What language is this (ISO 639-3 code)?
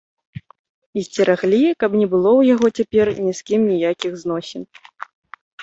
bel